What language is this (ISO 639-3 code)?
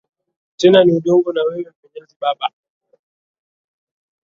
swa